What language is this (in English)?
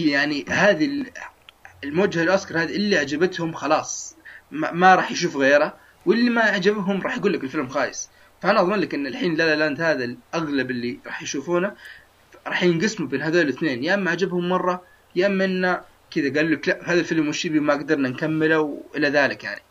Arabic